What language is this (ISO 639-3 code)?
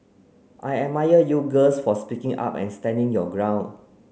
eng